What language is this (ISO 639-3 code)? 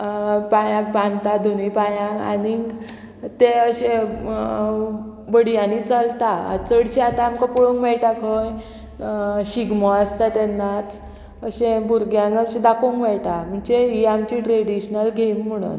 kok